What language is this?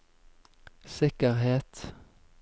Norwegian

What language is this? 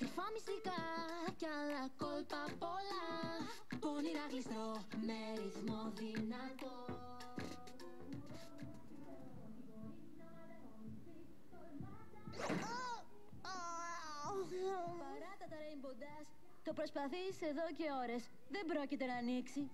Greek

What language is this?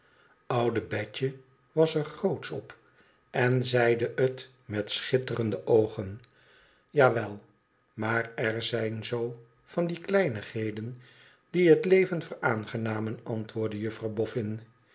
Dutch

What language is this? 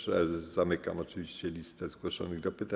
Polish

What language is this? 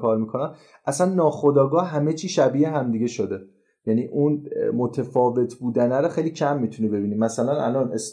Persian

